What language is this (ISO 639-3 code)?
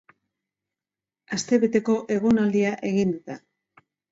eus